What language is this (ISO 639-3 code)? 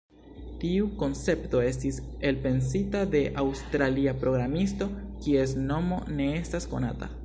epo